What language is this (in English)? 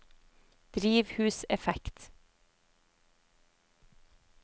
Norwegian